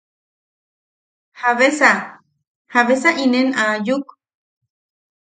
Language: Yaqui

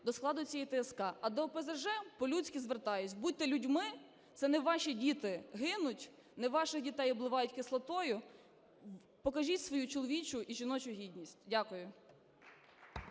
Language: Ukrainian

